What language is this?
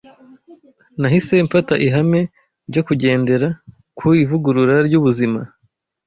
Kinyarwanda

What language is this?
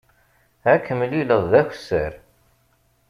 Kabyle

